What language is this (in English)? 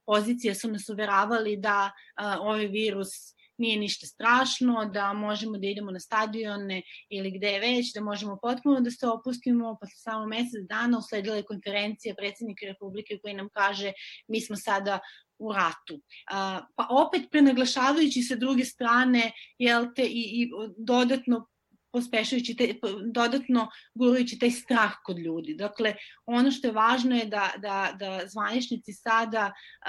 Croatian